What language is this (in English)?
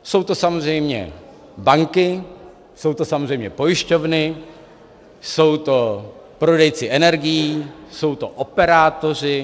Czech